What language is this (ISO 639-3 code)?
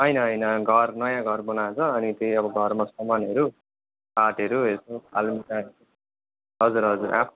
nep